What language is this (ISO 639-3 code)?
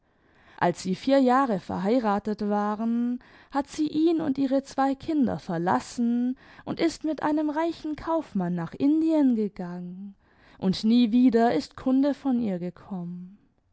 deu